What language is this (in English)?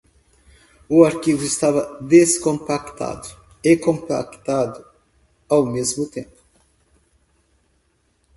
Portuguese